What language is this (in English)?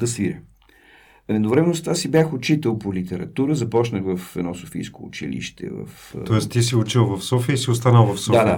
Bulgarian